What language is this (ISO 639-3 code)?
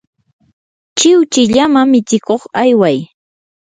qur